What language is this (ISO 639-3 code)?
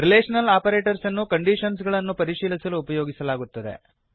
kan